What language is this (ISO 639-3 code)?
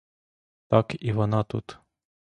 ukr